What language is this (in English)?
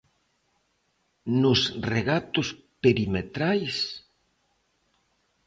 Galician